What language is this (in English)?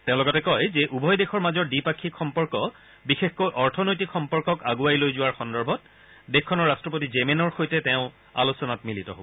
Assamese